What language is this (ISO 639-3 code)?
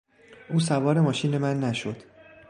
fas